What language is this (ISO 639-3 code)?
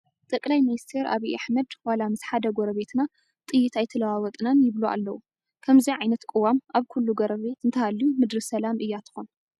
tir